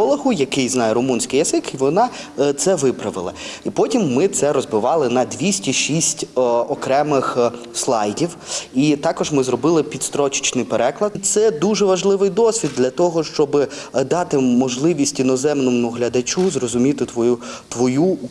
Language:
Ukrainian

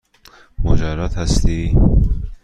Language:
Persian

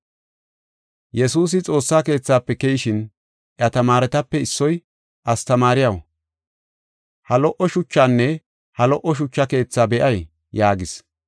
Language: Gofa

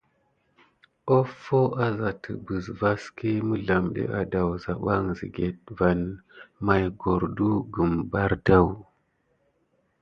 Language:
Gidar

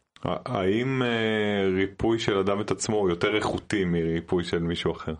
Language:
Hebrew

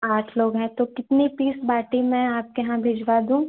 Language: Hindi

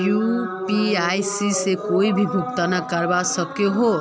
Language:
Magahi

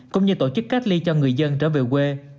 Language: Vietnamese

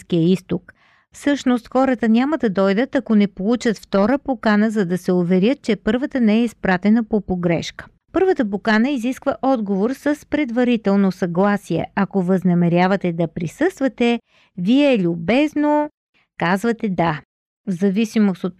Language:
Bulgarian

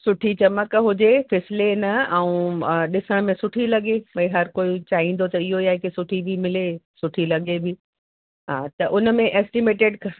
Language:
Sindhi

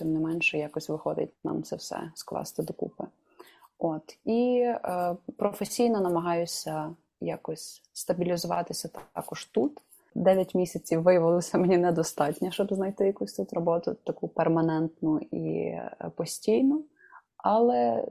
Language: Ukrainian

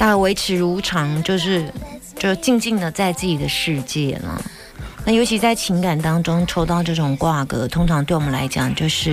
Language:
Chinese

